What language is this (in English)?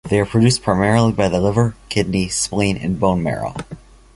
English